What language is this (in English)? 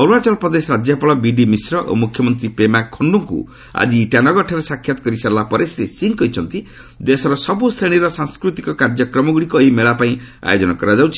Odia